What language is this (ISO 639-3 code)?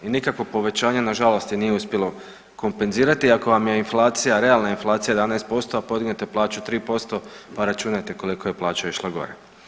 hrv